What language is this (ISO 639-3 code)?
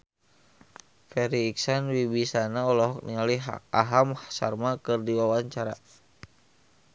sun